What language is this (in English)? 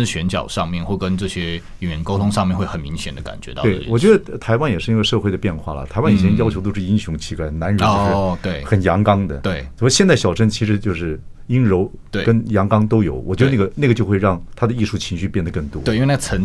Chinese